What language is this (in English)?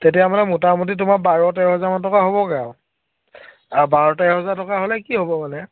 Assamese